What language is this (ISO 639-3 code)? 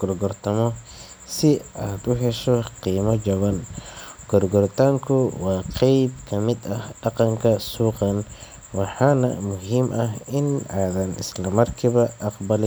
som